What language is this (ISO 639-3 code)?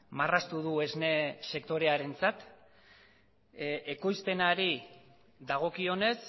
eus